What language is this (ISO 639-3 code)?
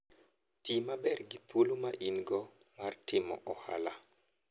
luo